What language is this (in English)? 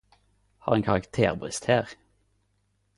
Norwegian Nynorsk